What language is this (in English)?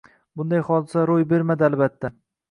Uzbek